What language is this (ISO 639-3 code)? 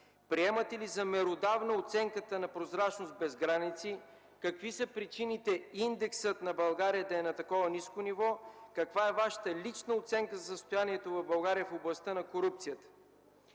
bul